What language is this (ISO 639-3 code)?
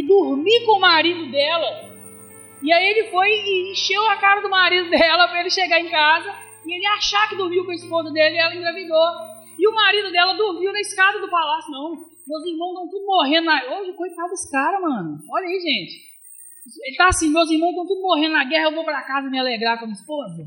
por